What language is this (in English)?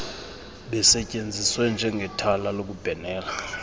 Xhosa